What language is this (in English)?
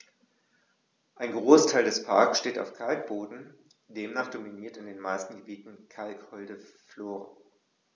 German